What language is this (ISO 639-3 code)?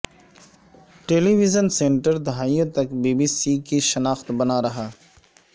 urd